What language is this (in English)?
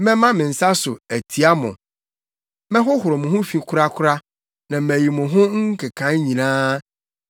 Akan